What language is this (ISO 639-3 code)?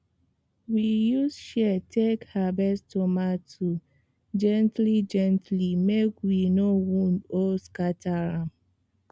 pcm